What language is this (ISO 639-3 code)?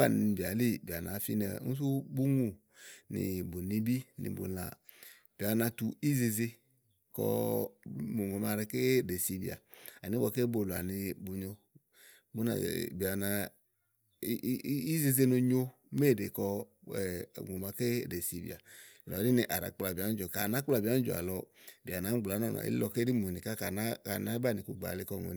ahl